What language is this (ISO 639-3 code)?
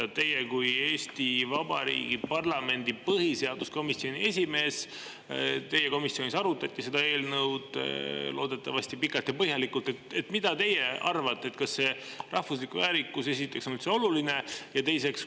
est